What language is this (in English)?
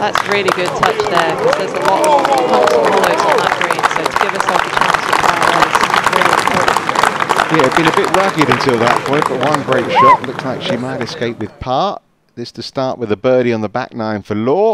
English